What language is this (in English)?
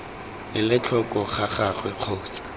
Tswana